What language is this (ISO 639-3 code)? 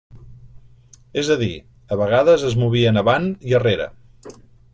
cat